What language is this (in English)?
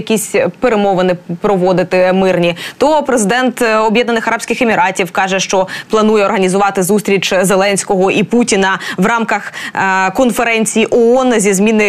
Ukrainian